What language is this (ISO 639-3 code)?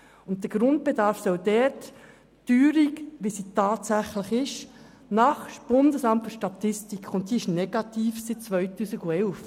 gsw